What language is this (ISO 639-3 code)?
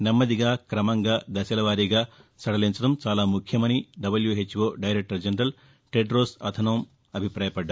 tel